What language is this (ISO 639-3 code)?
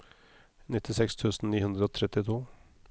nor